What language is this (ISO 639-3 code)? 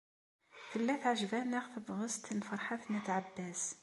kab